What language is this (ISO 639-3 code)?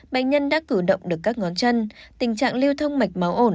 vie